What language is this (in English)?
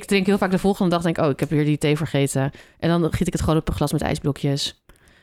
Dutch